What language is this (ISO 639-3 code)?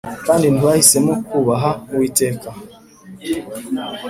kin